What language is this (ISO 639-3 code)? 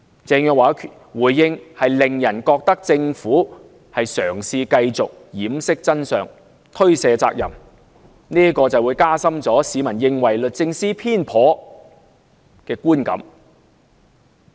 yue